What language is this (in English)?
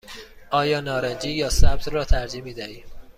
Persian